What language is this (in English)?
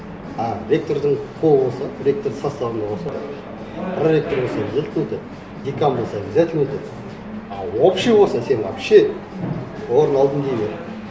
Kazakh